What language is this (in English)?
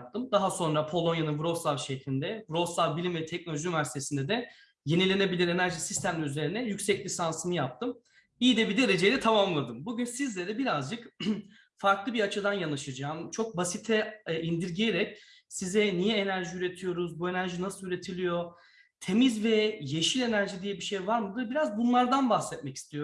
Turkish